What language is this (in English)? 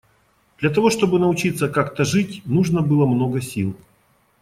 Russian